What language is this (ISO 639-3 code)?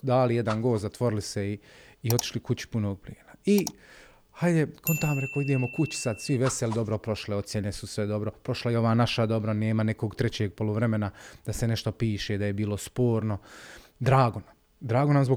hrv